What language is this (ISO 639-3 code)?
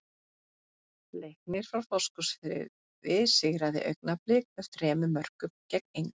isl